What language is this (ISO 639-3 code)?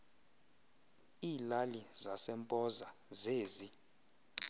xho